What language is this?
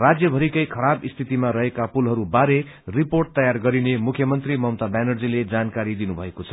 Nepali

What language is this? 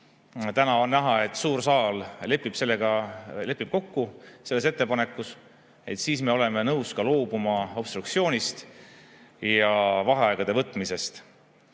Estonian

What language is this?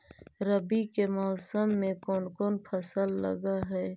Magahi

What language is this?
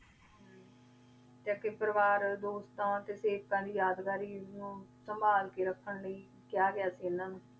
Punjabi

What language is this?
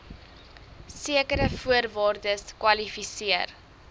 Afrikaans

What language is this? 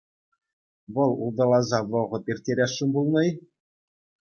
Chuvash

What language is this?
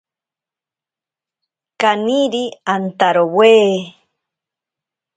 Ashéninka Perené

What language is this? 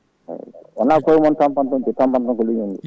Fula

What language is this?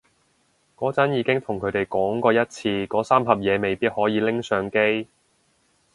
Cantonese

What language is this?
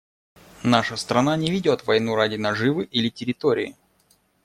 Russian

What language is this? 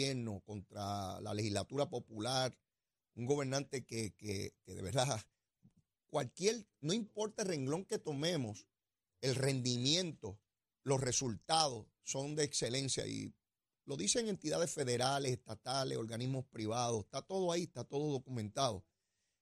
Spanish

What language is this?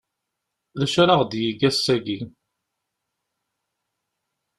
Kabyle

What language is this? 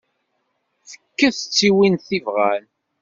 Kabyle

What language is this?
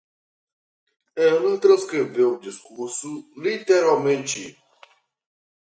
Portuguese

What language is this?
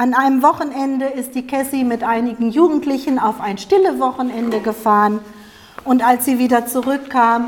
German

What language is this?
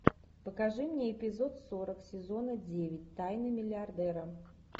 Russian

